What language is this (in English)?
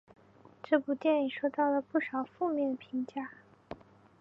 Chinese